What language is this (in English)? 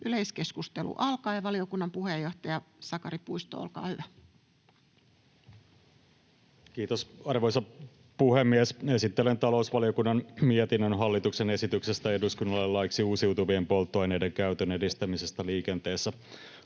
Finnish